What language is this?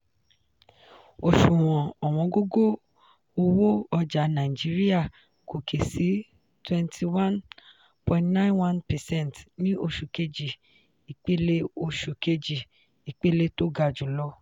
Yoruba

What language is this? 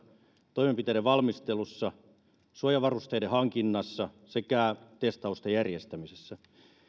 Finnish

